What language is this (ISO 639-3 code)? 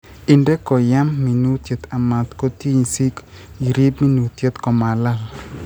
kln